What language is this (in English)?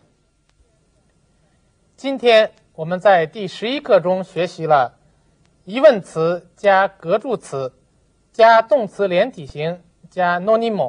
Japanese